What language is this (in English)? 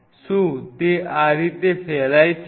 Gujarati